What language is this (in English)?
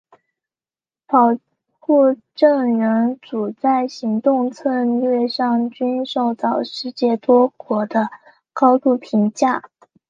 Chinese